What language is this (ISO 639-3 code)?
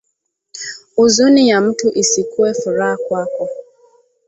swa